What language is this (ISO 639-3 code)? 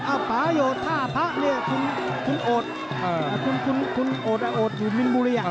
tha